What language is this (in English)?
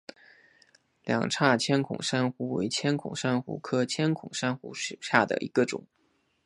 Chinese